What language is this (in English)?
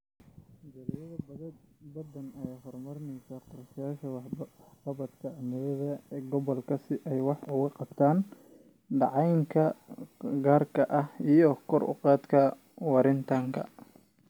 Somali